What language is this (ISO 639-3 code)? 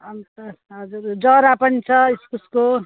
nep